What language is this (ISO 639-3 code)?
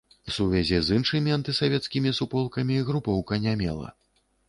bel